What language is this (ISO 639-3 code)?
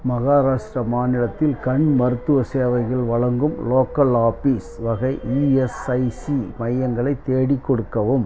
tam